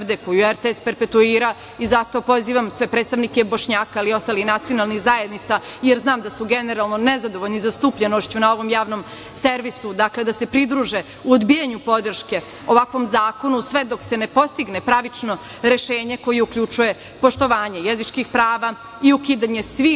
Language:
Serbian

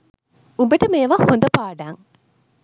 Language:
Sinhala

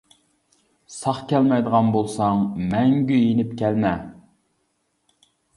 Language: Uyghur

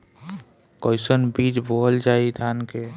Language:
Bhojpuri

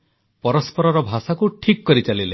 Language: Odia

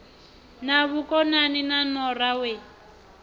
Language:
Venda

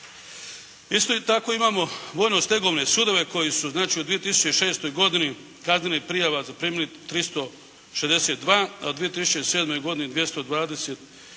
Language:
Croatian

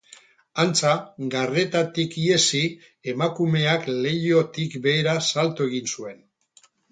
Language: Basque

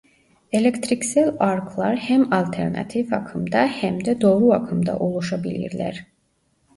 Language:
Turkish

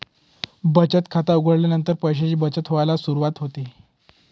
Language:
Marathi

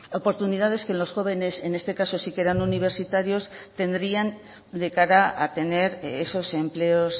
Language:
Spanish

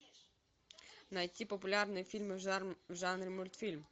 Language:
Russian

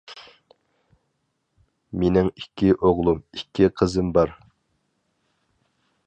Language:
Uyghur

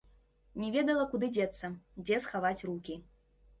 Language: Belarusian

